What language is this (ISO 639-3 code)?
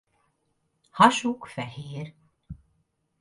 hun